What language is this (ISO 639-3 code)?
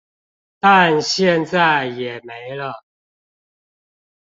zho